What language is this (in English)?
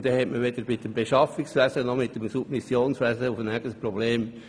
Swiss German